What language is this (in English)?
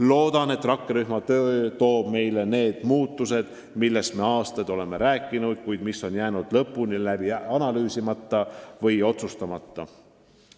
Estonian